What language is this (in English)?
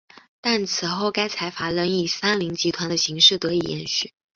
Chinese